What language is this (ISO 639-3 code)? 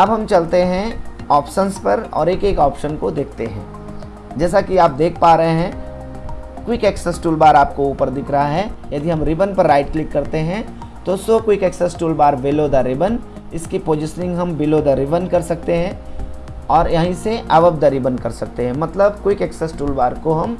hin